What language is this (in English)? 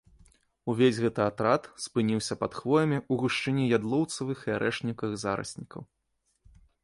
Belarusian